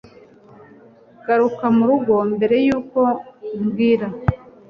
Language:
Kinyarwanda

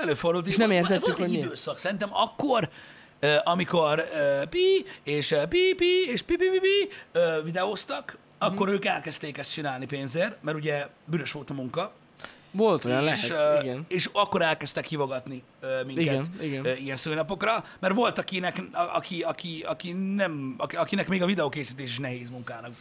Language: Hungarian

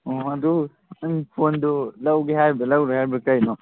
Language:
Manipuri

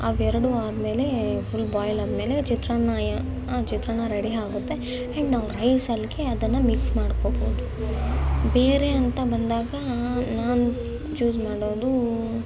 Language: Kannada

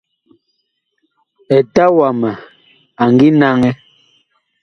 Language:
Bakoko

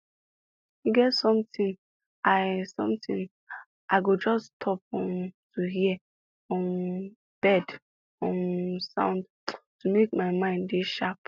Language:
Nigerian Pidgin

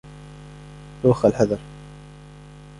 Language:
Arabic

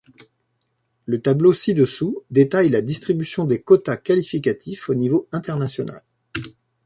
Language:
French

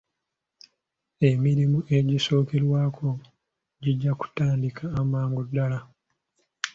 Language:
Ganda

